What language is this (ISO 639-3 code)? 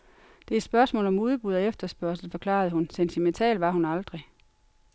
dan